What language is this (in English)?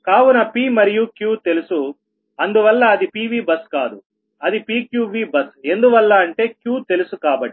Telugu